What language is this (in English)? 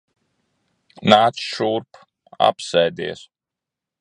Latvian